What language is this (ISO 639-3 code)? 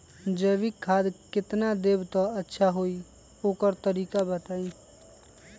mag